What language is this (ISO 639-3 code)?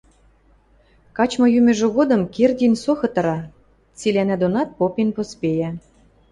mrj